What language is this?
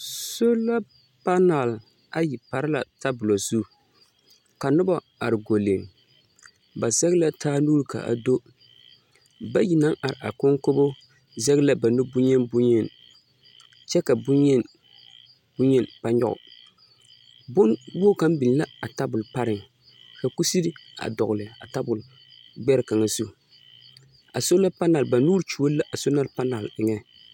Southern Dagaare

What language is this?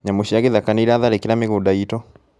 Kikuyu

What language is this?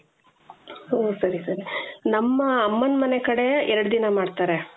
Kannada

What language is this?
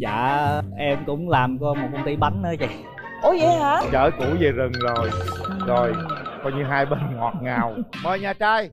Vietnamese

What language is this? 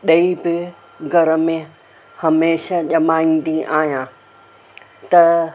Sindhi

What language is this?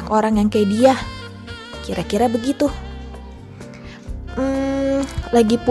Indonesian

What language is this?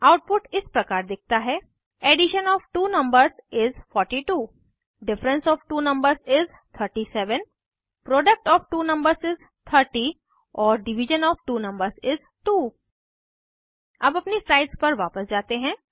Hindi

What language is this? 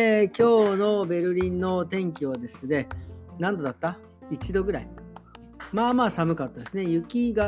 Japanese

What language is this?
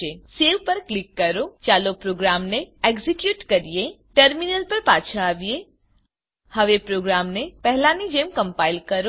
Gujarati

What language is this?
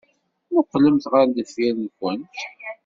Kabyle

